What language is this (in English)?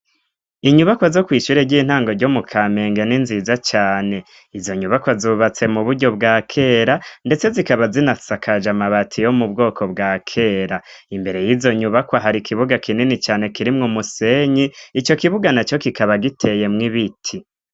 Rundi